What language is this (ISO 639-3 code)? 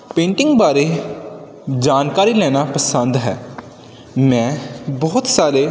pan